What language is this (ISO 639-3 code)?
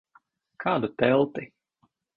lav